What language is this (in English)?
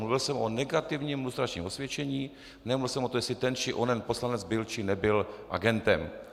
Czech